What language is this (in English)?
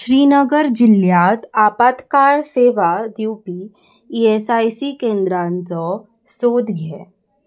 Konkani